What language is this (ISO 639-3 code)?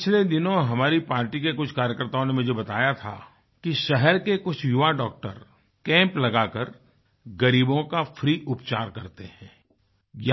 hin